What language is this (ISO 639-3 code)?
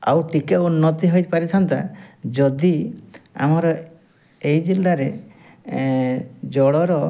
ori